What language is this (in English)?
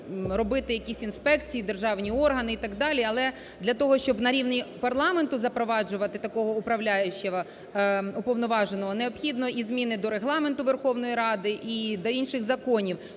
Ukrainian